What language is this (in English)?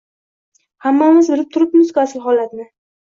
Uzbek